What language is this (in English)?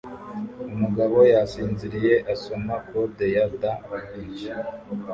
Kinyarwanda